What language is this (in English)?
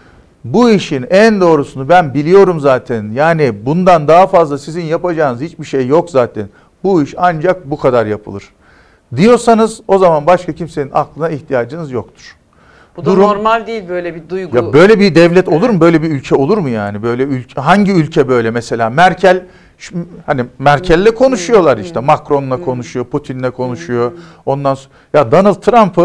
Turkish